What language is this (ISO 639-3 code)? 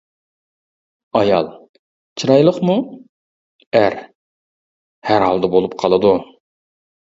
uig